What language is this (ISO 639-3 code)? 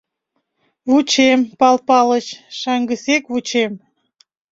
chm